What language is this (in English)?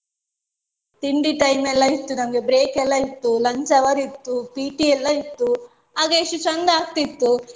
Kannada